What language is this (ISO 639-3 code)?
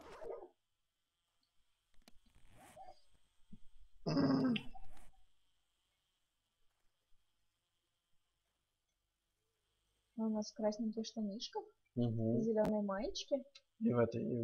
rus